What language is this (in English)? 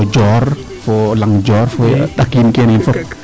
Serer